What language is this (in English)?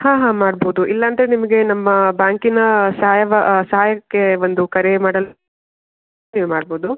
Kannada